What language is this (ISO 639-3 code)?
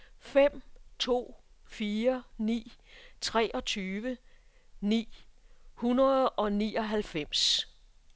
dan